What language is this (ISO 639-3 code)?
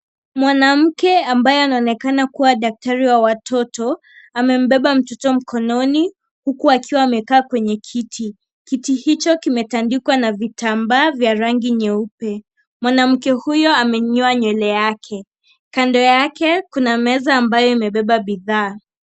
swa